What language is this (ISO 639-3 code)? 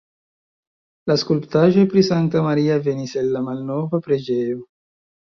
epo